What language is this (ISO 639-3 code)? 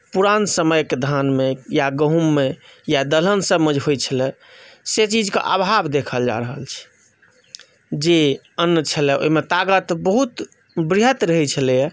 mai